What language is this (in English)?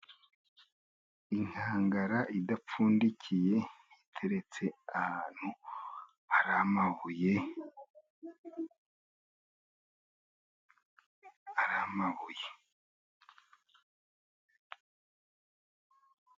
Kinyarwanda